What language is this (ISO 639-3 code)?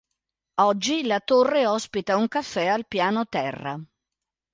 ita